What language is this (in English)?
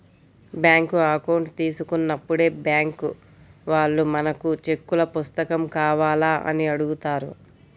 Telugu